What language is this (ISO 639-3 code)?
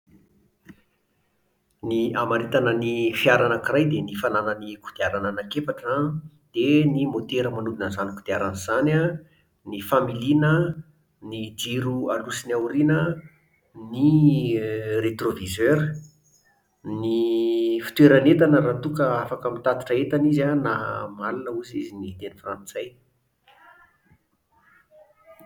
mlg